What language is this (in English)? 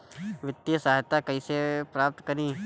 Bhojpuri